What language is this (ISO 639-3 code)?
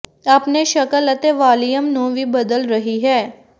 pan